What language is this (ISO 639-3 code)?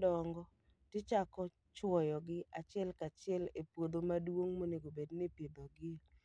luo